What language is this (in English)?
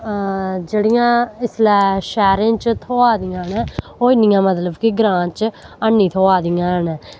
Dogri